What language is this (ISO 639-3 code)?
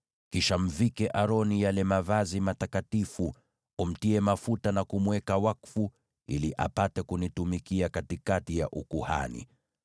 swa